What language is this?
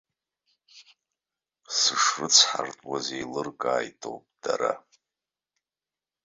Abkhazian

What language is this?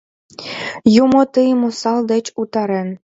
Mari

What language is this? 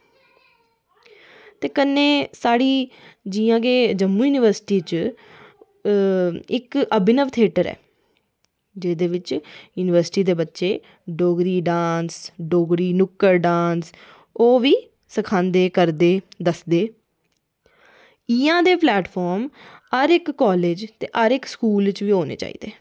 Dogri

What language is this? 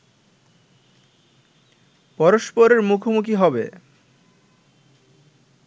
Bangla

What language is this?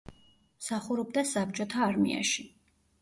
Georgian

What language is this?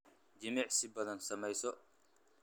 Somali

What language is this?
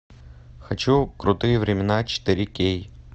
Russian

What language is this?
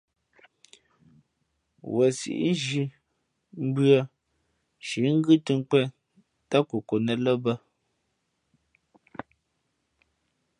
Fe'fe'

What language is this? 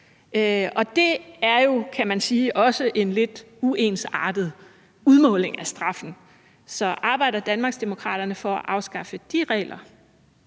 Danish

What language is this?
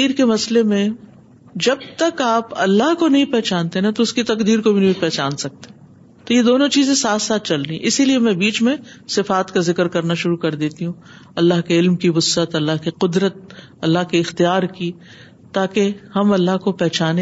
Urdu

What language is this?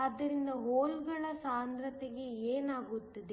Kannada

